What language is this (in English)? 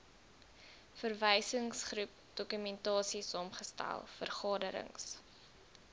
Afrikaans